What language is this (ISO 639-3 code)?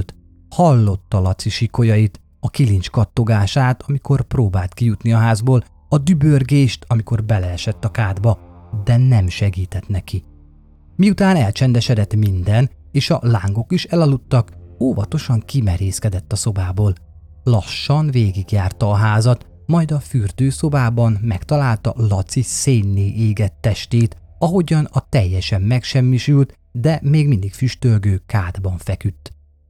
hun